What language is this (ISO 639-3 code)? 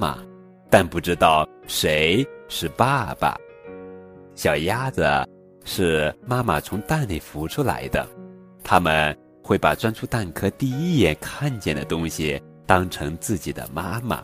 zho